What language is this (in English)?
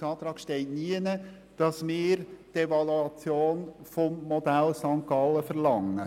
Swiss German